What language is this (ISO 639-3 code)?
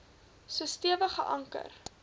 afr